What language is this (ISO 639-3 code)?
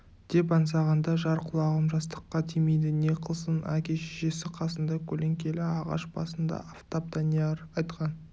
kaz